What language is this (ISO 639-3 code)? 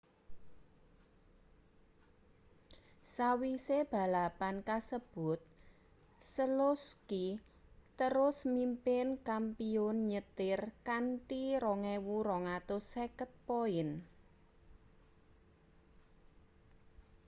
jav